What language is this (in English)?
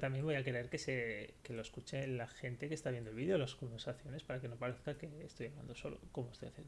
Spanish